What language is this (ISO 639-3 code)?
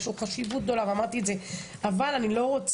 heb